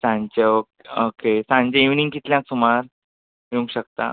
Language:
Konkani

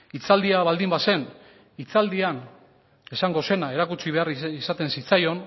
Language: Basque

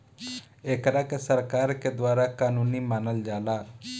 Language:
Bhojpuri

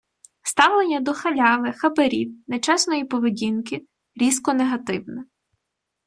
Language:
Ukrainian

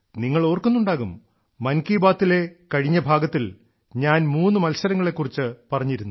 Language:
Malayalam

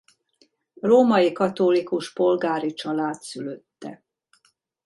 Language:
Hungarian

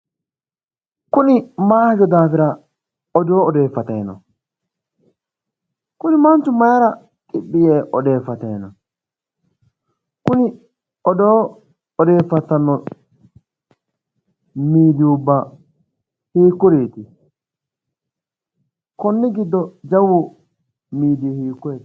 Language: Sidamo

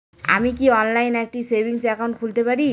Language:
Bangla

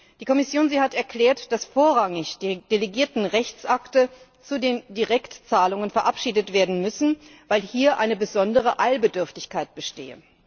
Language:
German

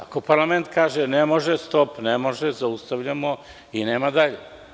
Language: Serbian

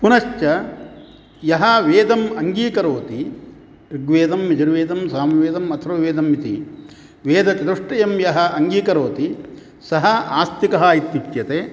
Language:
Sanskrit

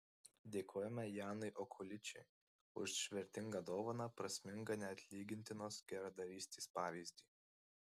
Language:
Lithuanian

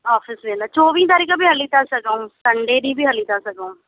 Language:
Sindhi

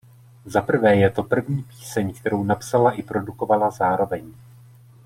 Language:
Czech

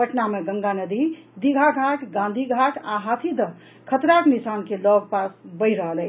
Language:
Maithili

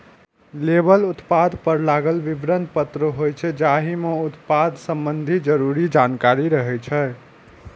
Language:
Maithili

